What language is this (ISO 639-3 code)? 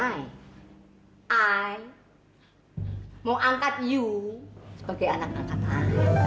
ind